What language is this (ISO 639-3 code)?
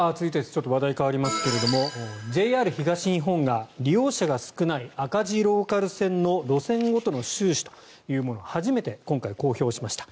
jpn